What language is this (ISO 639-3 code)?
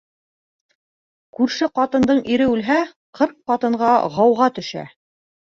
bak